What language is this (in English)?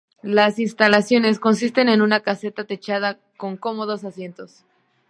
Spanish